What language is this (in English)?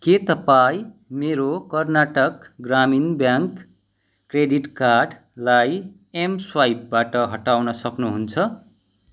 Nepali